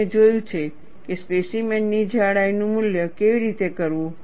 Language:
Gujarati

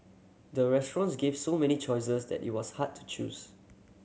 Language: English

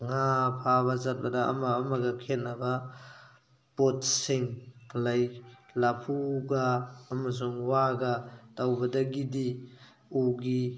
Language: Manipuri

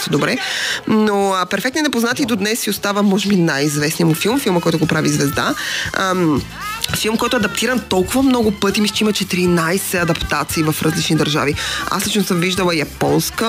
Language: Bulgarian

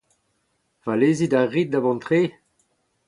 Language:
Breton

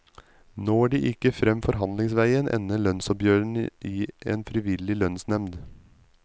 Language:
Norwegian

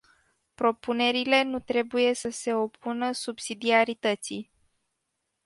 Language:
Romanian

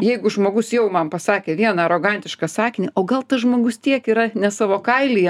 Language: Lithuanian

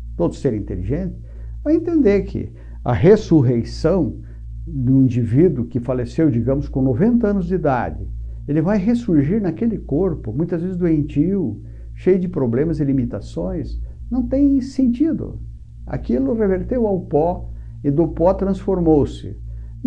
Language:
Portuguese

